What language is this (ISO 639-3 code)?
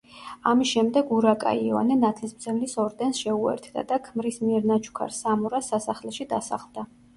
kat